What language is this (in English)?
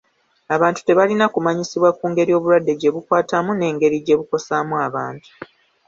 Ganda